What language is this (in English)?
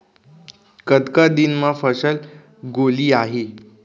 Chhattisgarhi